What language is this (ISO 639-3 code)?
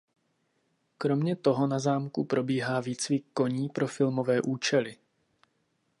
ces